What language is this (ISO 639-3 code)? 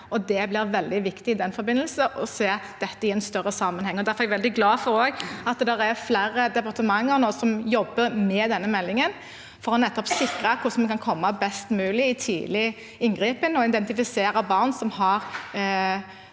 nor